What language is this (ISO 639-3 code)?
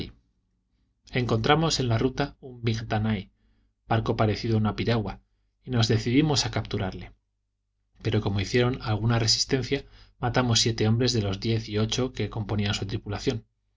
spa